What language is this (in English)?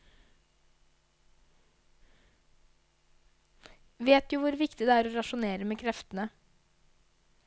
Norwegian